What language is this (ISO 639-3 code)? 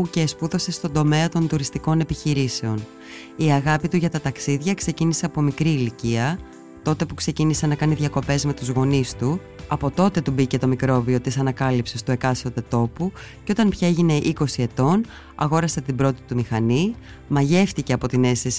ell